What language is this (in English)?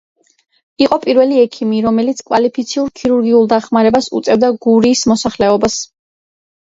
Georgian